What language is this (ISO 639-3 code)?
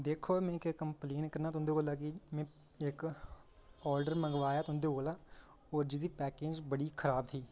doi